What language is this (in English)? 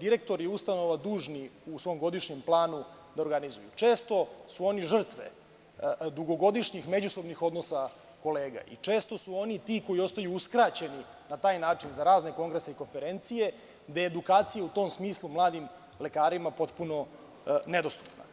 Serbian